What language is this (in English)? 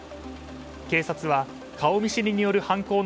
Japanese